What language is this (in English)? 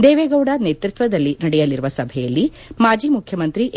Kannada